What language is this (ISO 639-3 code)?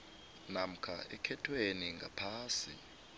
nbl